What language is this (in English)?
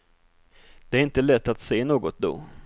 Swedish